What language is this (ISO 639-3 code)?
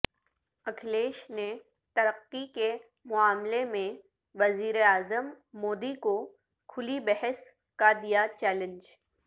urd